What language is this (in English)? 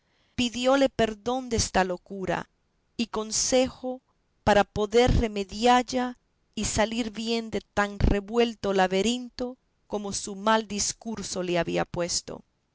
Spanish